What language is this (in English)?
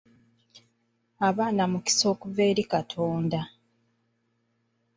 Ganda